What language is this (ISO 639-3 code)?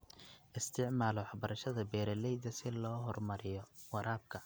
som